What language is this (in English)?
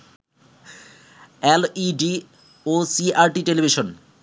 Bangla